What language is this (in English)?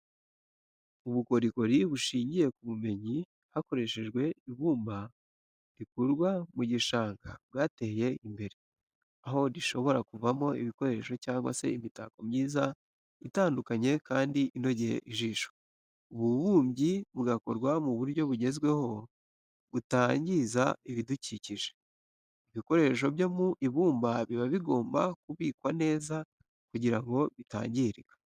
Kinyarwanda